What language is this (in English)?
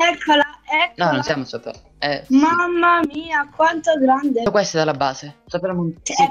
Italian